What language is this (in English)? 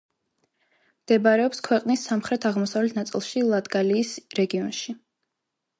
Georgian